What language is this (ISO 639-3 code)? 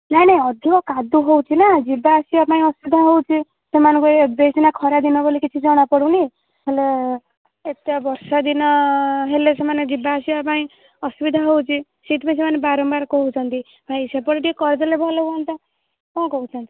ori